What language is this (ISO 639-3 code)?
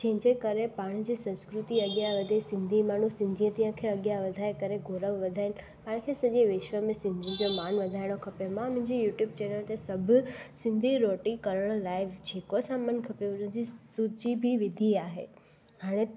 snd